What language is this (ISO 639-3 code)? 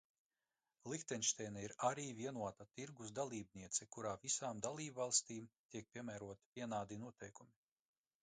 lav